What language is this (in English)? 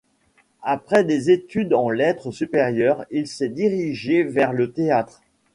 French